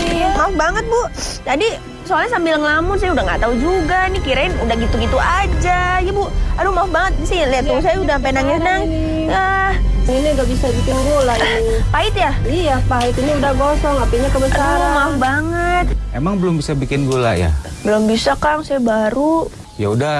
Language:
Indonesian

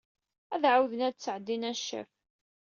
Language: Kabyle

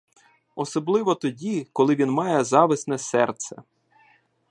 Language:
Ukrainian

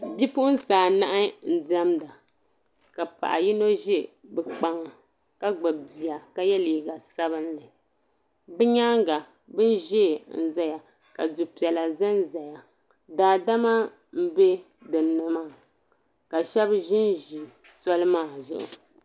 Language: Dagbani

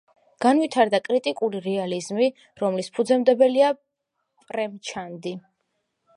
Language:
Georgian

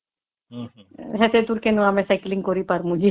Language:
Odia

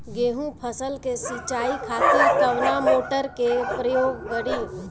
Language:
Bhojpuri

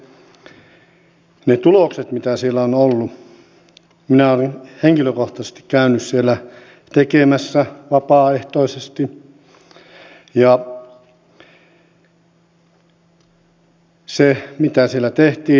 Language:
Finnish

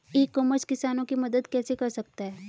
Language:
Hindi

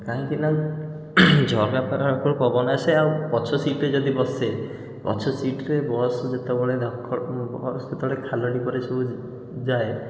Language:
Odia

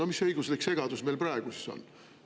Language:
Estonian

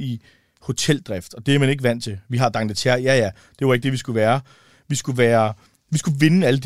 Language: Danish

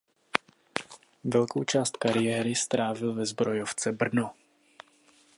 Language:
Czech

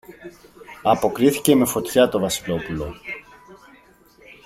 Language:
Greek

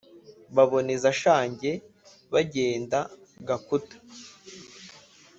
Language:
Kinyarwanda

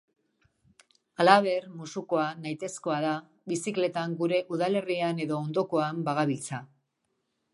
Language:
Basque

